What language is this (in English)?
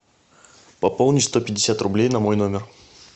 Russian